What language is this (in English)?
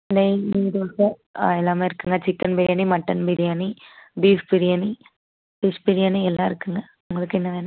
Tamil